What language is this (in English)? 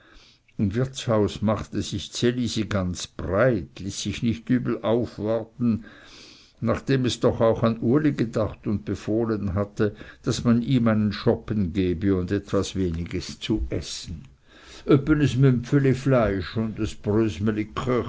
German